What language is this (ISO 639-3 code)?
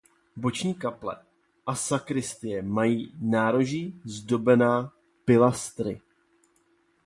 ces